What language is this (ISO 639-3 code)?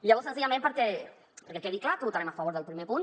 cat